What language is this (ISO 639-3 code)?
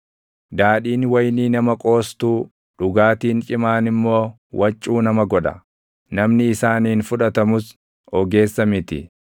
orm